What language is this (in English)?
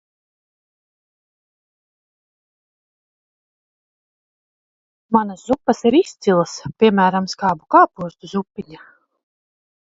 Latvian